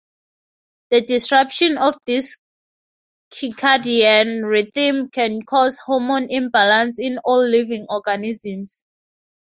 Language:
English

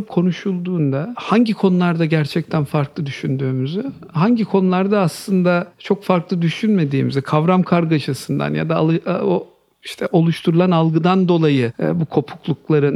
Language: Turkish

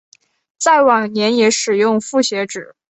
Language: Chinese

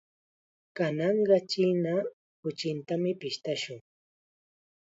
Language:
Chiquián Ancash Quechua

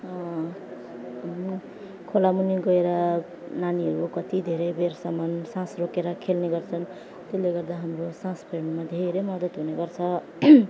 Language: Nepali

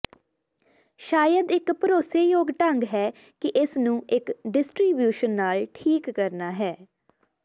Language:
Punjabi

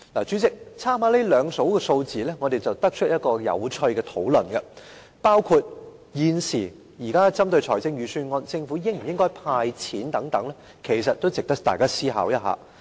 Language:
Cantonese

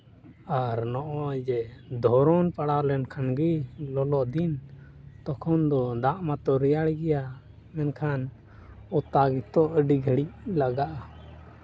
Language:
Santali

